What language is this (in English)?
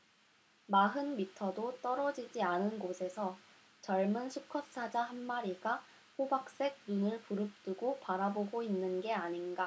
Korean